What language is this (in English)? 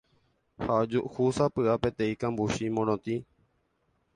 Guarani